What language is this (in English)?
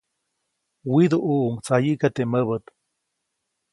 Copainalá Zoque